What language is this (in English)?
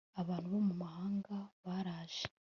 Kinyarwanda